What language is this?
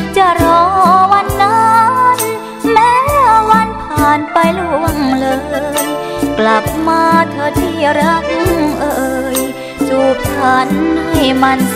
Thai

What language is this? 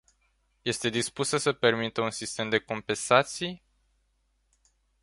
Romanian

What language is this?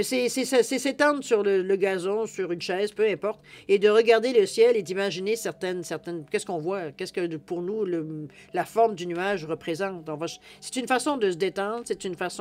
French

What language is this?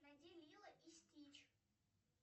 Russian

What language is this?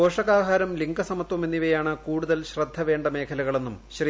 Malayalam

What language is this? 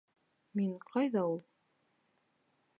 Bashkir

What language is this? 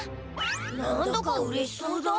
Japanese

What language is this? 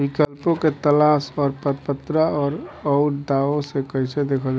Bhojpuri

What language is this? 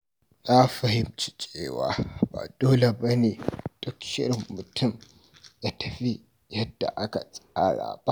Hausa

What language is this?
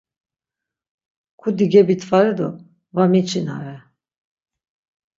Laz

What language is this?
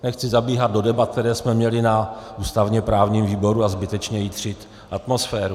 Czech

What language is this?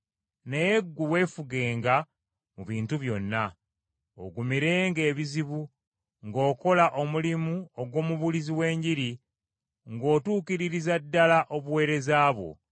Ganda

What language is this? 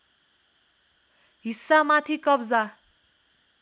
Nepali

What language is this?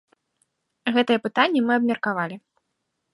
Belarusian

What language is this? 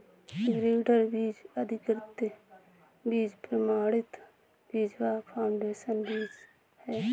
Hindi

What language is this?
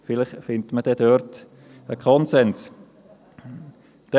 Swiss German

